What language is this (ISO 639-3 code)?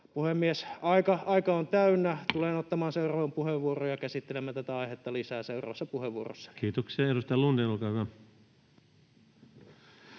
fin